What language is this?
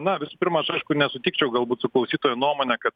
Lithuanian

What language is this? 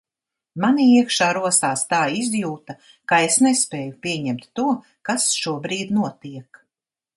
Latvian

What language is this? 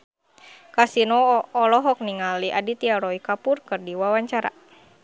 Sundanese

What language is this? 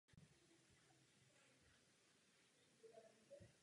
Czech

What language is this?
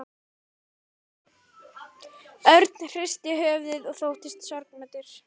Icelandic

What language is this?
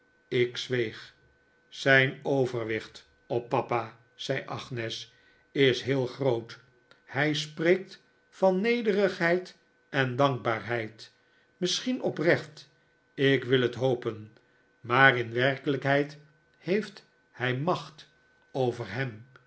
Dutch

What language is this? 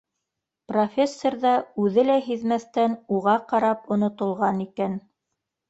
Bashkir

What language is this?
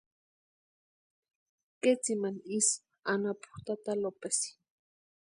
Western Highland Purepecha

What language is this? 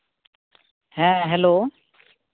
Santali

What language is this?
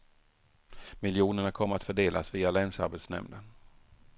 Swedish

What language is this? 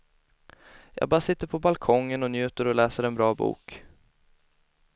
Swedish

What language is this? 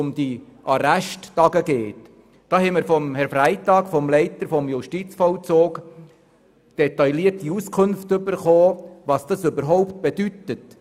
Swiss German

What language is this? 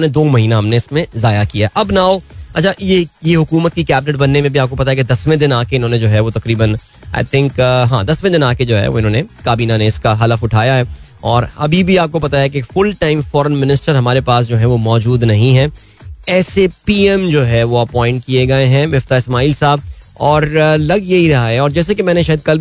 Hindi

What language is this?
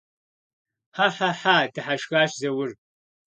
Kabardian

